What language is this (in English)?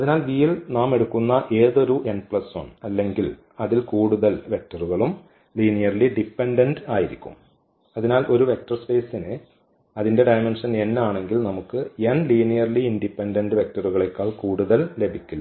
Malayalam